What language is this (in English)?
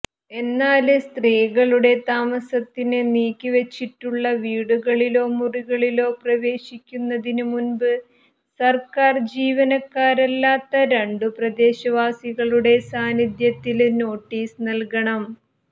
Malayalam